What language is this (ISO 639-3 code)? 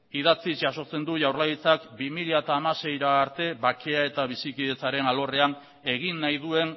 eus